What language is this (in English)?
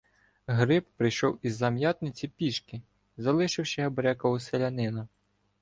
Ukrainian